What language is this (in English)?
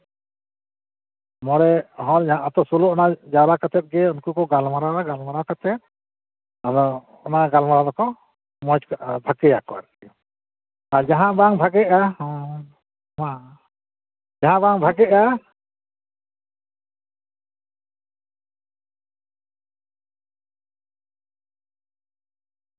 Santali